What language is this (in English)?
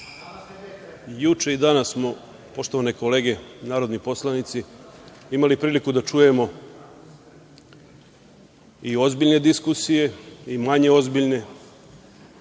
Serbian